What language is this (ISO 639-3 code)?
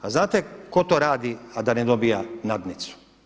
hrv